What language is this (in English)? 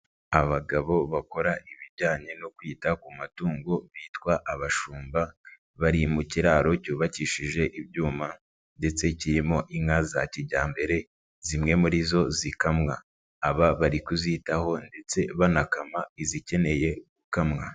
Kinyarwanda